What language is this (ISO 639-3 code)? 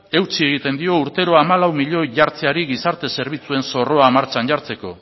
eus